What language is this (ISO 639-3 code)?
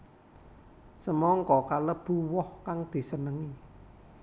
jav